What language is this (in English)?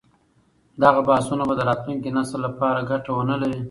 Pashto